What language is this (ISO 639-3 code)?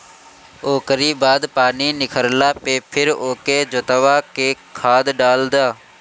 bho